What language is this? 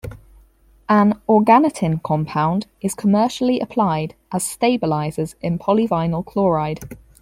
English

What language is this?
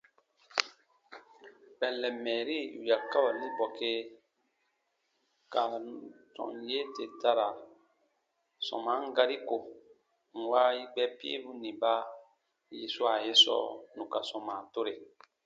Baatonum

